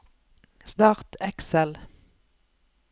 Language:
Norwegian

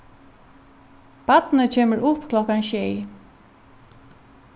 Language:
Faroese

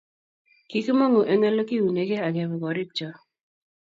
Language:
Kalenjin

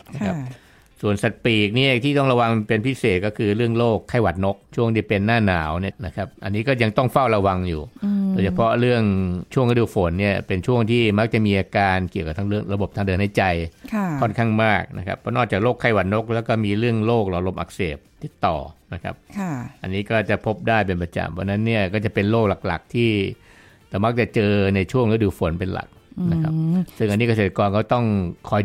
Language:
Thai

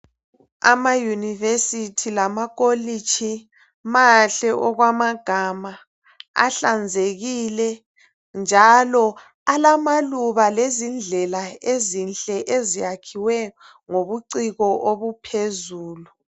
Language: North Ndebele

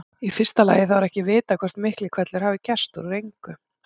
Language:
Icelandic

